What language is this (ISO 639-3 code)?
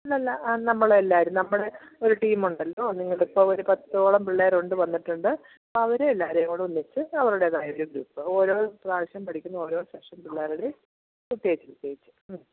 mal